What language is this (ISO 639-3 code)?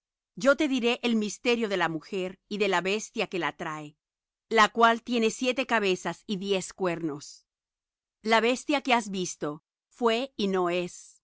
spa